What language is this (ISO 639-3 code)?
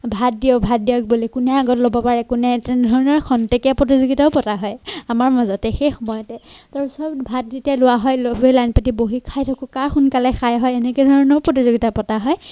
asm